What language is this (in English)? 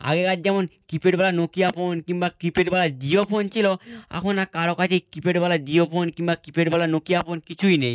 Bangla